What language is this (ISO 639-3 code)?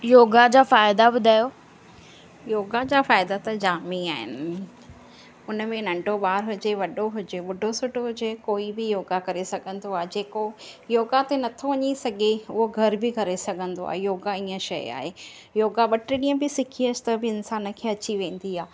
snd